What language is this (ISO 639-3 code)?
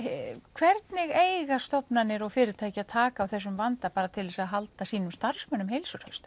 isl